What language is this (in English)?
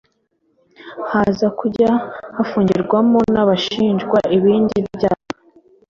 Kinyarwanda